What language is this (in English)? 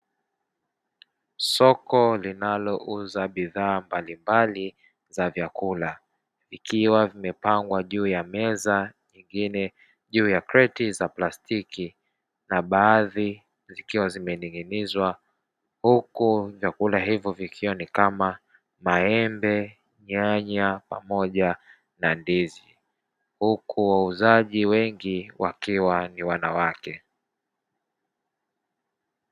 Swahili